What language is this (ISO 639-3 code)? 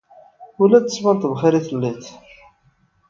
kab